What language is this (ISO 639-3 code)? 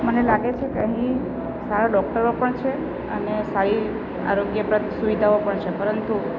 guj